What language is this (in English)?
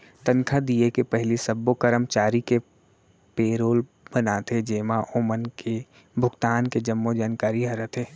Chhattisgarhi